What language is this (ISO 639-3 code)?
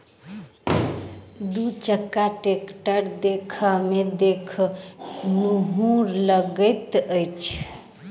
mai